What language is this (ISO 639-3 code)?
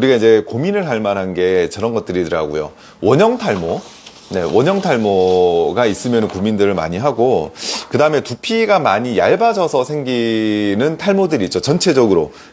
kor